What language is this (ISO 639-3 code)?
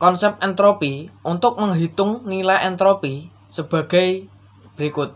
ind